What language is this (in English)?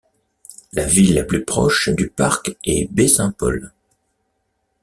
French